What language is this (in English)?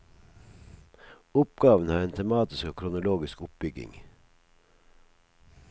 Norwegian